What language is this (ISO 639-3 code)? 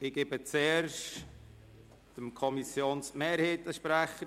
gsw